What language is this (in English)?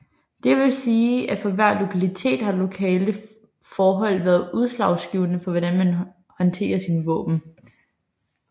Danish